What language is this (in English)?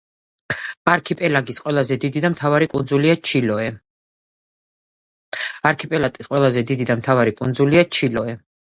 Georgian